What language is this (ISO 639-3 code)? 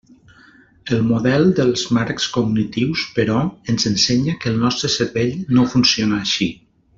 cat